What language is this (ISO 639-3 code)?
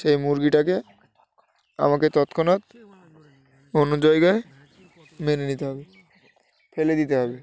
ben